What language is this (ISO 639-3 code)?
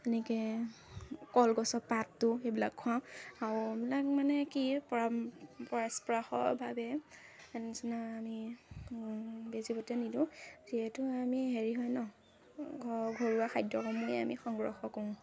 asm